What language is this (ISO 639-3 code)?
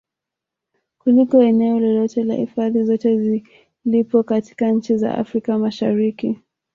swa